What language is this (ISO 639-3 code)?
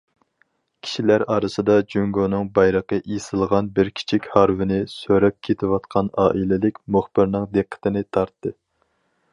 uig